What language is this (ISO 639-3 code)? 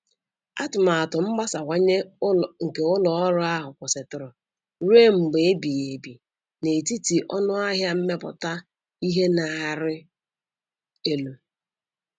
ibo